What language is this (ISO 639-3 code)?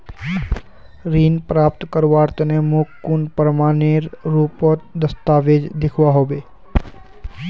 mag